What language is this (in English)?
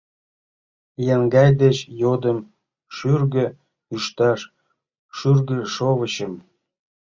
Mari